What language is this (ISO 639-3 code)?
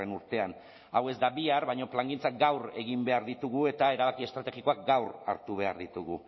eus